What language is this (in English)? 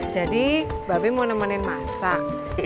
Indonesian